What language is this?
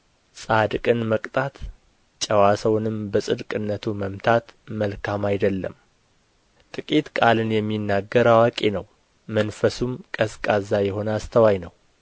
Amharic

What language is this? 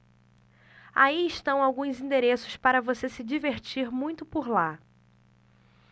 Portuguese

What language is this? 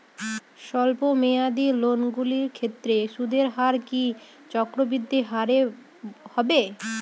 Bangla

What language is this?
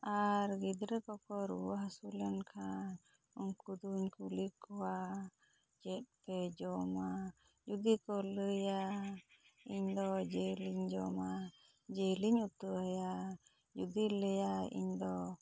Santali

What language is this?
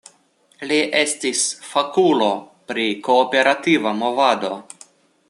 Esperanto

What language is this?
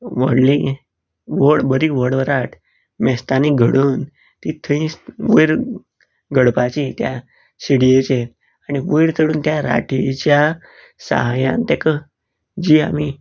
Konkani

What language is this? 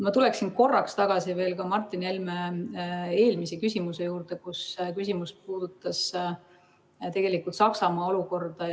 Estonian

